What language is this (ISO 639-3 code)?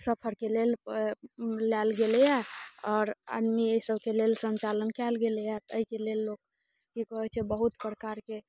mai